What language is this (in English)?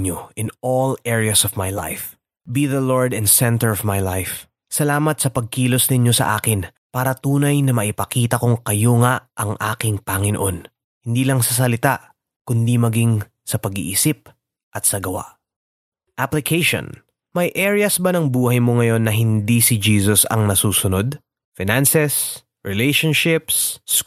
Filipino